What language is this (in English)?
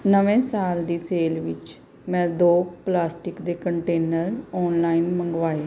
Punjabi